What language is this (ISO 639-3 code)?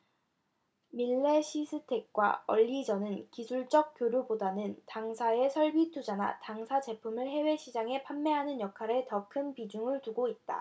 kor